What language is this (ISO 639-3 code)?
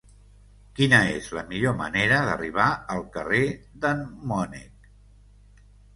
cat